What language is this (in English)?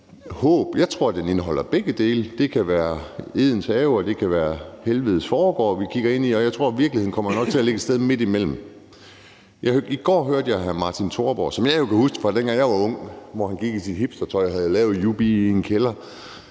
Danish